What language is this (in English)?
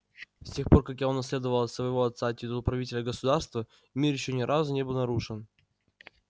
Russian